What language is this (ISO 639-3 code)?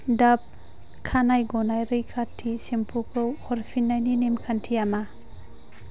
brx